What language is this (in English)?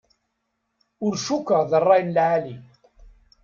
Kabyle